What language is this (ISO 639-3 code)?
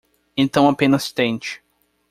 por